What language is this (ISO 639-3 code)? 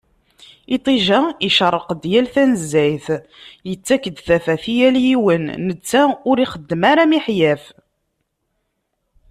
kab